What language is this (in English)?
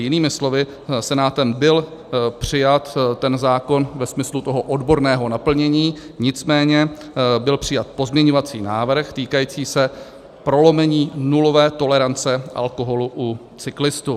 Czech